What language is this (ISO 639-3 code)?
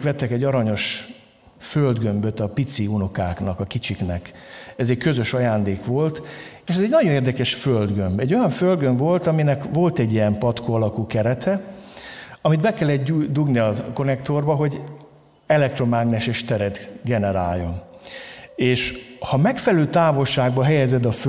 hun